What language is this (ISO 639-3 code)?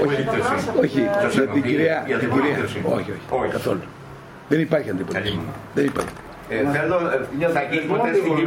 ell